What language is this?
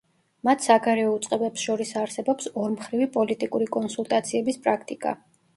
Georgian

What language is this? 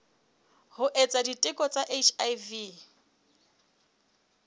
Southern Sotho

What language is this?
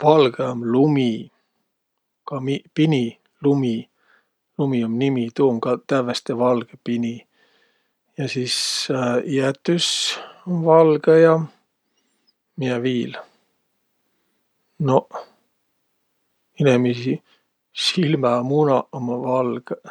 Võro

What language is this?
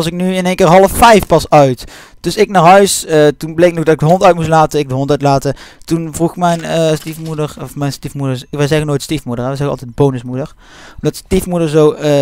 Dutch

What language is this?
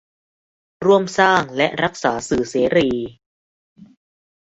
Thai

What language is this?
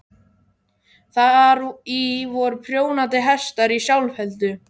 Icelandic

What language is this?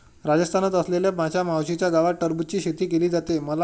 Marathi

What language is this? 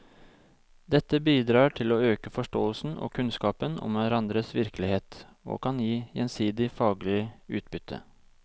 Norwegian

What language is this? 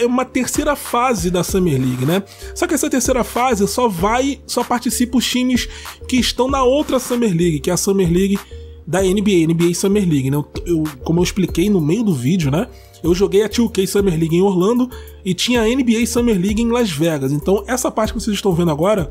Portuguese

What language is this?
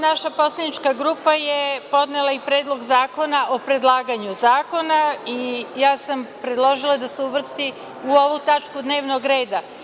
Serbian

